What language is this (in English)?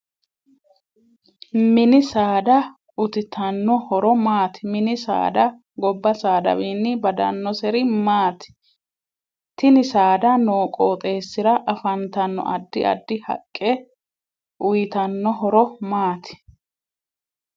Sidamo